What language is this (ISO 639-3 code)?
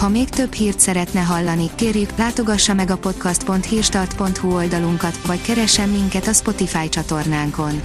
hun